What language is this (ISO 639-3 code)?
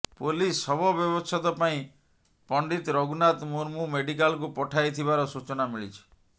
ori